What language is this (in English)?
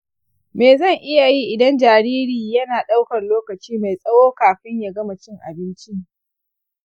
Hausa